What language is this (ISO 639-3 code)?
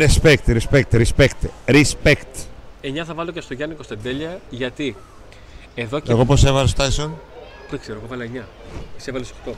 ell